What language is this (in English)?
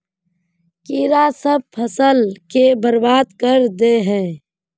Magahi